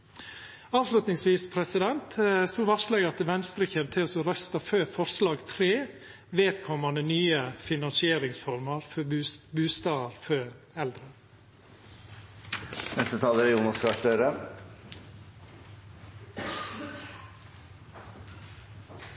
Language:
Norwegian Nynorsk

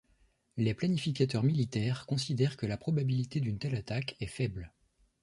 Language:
French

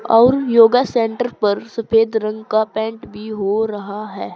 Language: Hindi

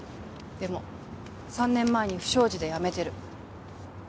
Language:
Japanese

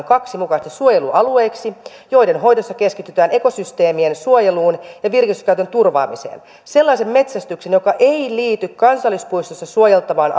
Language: Finnish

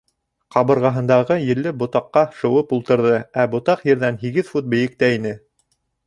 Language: Bashkir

